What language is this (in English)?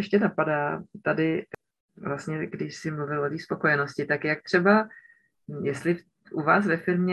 Czech